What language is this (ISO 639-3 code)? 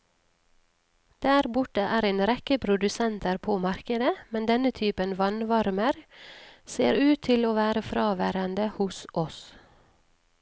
nor